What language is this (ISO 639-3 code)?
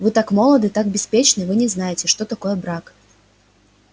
rus